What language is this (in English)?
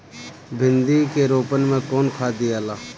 Bhojpuri